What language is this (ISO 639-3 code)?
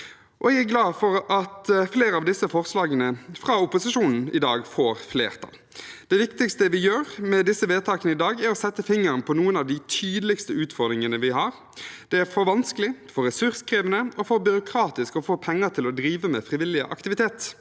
nor